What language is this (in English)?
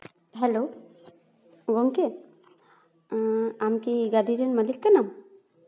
Santali